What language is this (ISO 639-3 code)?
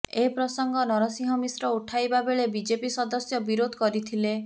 ori